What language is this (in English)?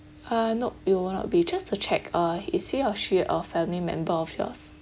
English